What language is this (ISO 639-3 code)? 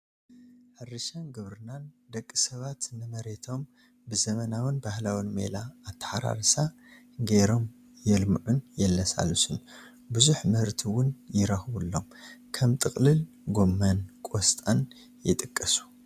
tir